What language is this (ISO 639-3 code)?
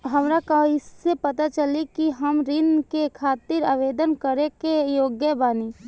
bho